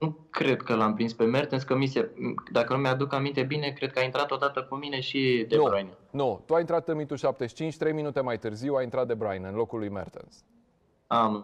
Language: Romanian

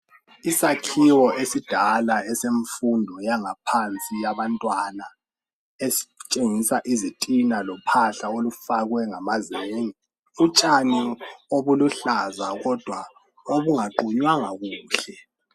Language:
North Ndebele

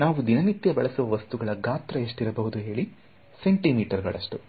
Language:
Kannada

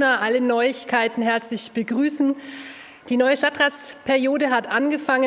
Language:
German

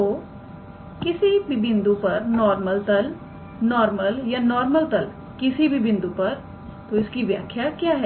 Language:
Hindi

